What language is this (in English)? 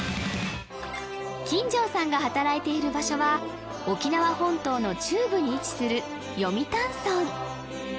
Japanese